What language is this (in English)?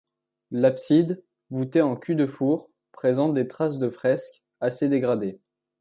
French